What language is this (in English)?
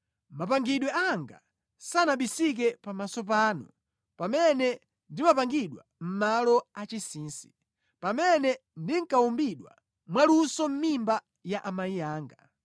Nyanja